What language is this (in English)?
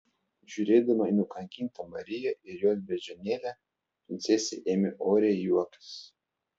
Lithuanian